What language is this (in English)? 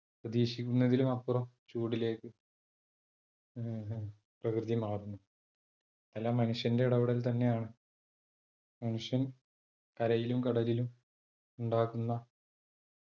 Malayalam